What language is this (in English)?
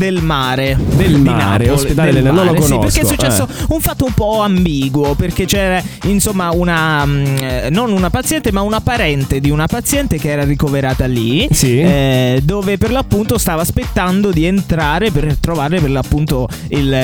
Italian